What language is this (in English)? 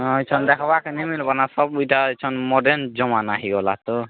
Odia